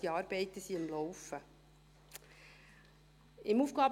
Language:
Swiss German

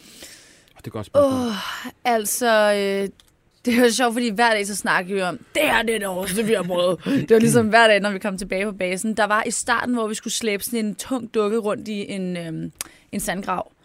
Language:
Danish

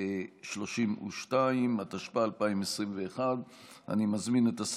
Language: Hebrew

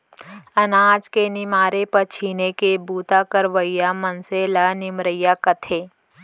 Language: Chhattisgarhi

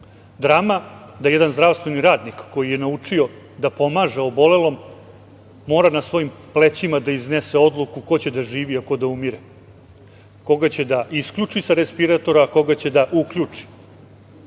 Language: Serbian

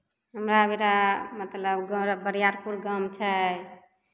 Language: Maithili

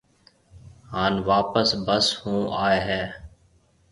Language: Marwari (Pakistan)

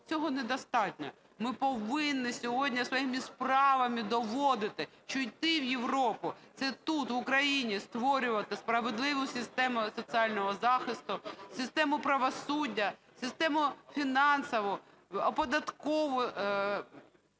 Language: Ukrainian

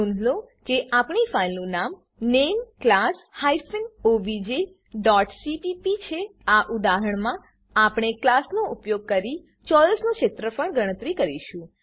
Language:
Gujarati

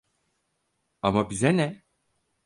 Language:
Turkish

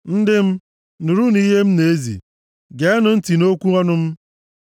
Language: Igbo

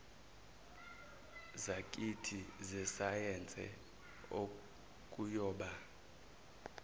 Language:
Zulu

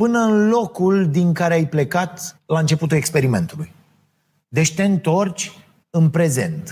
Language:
Romanian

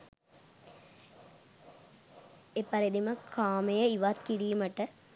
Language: Sinhala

